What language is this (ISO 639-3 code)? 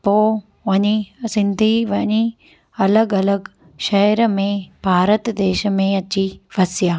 snd